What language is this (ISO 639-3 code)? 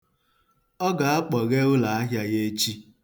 ibo